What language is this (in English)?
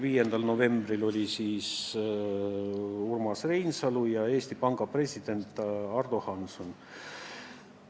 Estonian